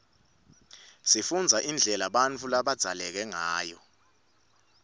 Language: Swati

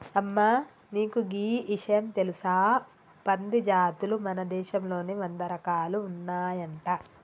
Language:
Telugu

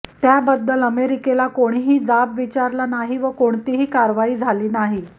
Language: Marathi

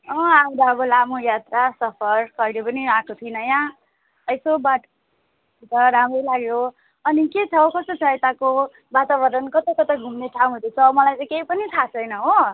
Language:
Nepali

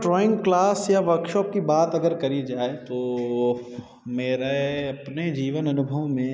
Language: Hindi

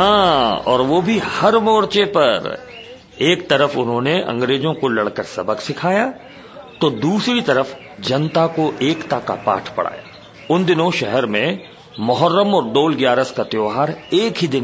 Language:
Hindi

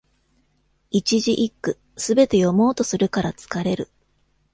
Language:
Japanese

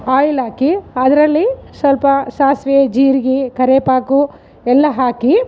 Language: Kannada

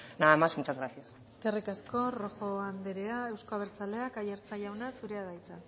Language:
Basque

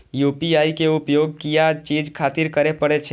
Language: Maithili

